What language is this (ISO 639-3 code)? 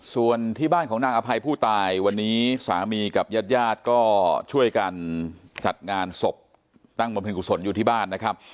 tha